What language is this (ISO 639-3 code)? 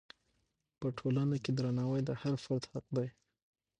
pus